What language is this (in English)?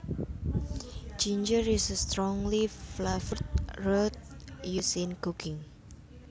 Javanese